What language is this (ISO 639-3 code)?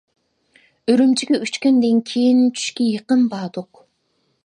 uig